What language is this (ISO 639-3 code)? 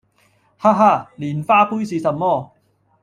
yue